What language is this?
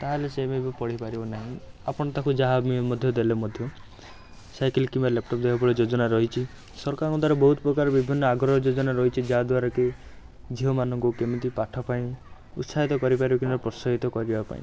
Odia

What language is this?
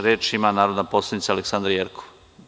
Serbian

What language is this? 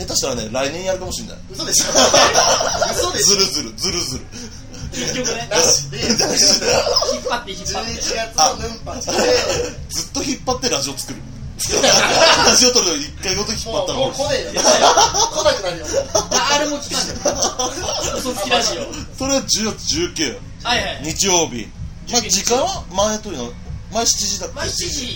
Japanese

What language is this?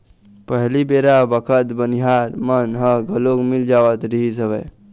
Chhattisgarhi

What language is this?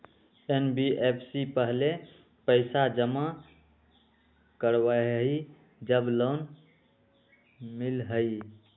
Magahi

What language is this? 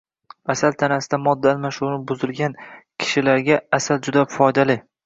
Uzbek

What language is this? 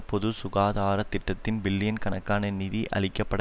Tamil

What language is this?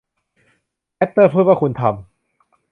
Thai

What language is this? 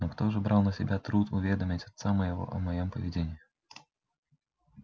Russian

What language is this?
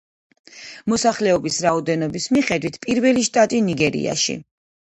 Georgian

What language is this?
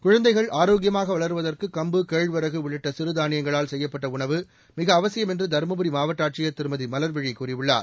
Tamil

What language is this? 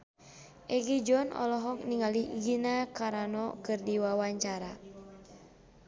Sundanese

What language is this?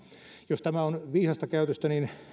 Finnish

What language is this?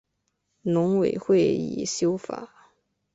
Chinese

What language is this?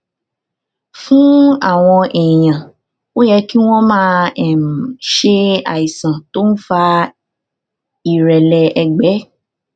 Yoruba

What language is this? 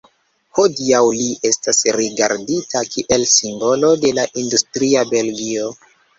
Esperanto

